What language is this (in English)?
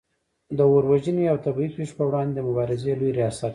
Pashto